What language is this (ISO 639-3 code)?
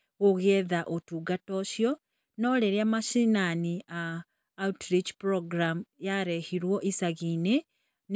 kik